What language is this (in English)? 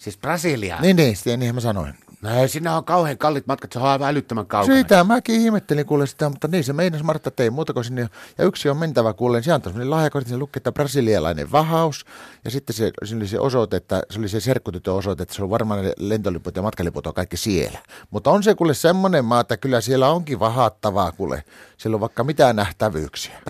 Finnish